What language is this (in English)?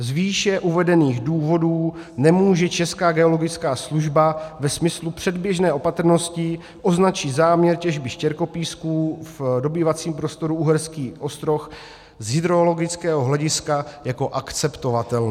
Czech